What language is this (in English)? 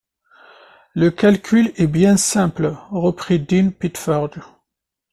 French